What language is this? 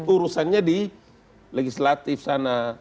Indonesian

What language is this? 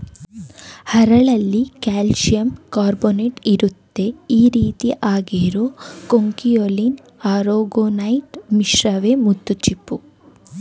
Kannada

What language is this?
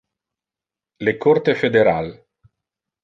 Interlingua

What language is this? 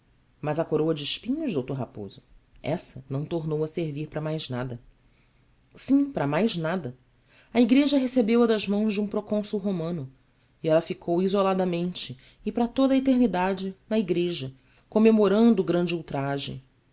Portuguese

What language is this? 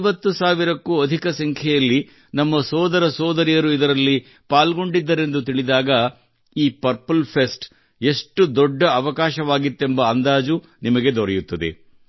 Kannada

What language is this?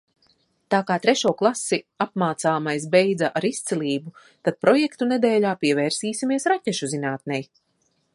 Latvian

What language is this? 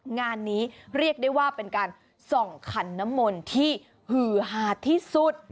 Thai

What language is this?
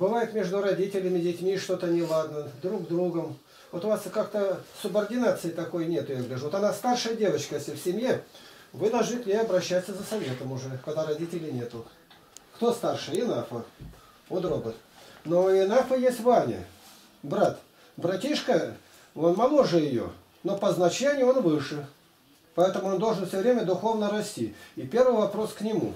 Russian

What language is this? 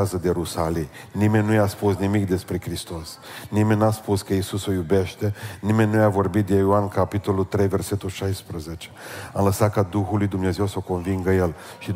Romanian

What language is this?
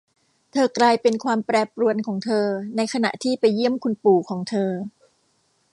Thai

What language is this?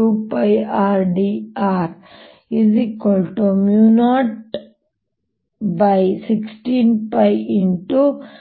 Kannada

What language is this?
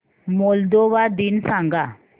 Marathi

